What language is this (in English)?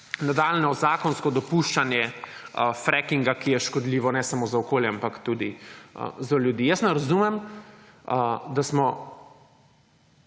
Slovenian